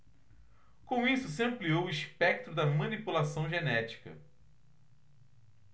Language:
Portuguese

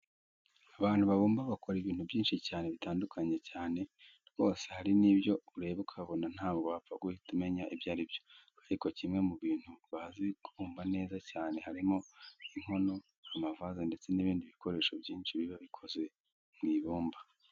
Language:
Kinyarwanda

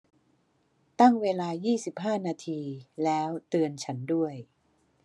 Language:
Thai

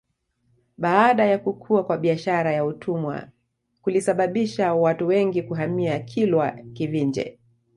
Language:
Swahili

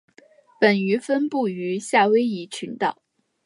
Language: Chinese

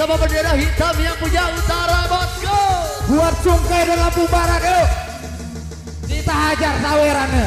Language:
Indonesian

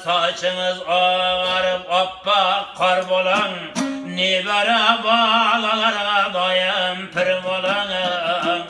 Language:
Uzbek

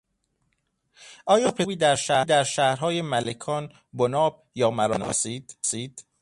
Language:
Persian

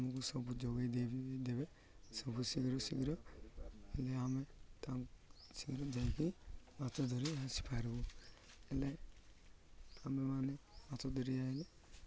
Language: Odia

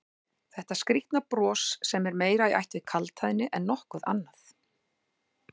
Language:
Icelandic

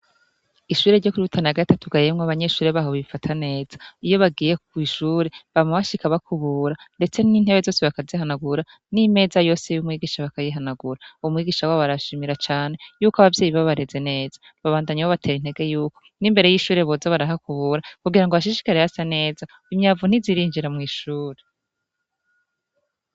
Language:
Rundi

